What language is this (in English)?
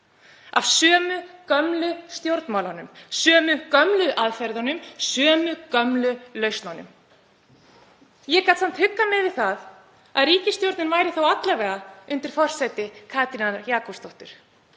Icelandic